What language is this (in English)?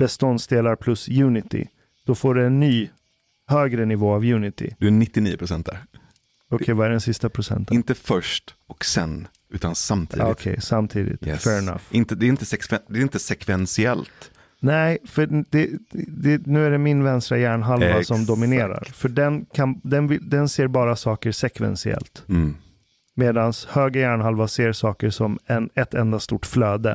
Swedish